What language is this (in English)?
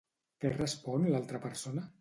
Catalan